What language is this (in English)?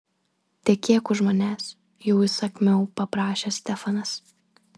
Lithuanian